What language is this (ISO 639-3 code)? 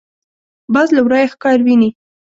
pus